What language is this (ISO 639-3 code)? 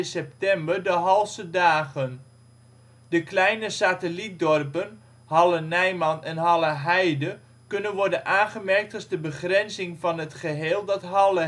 nld